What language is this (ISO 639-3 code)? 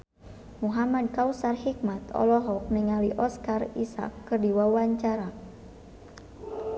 sun